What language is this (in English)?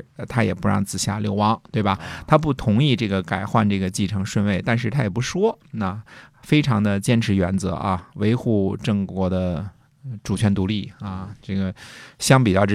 Chinese